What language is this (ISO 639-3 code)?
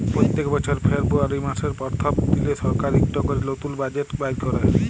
ben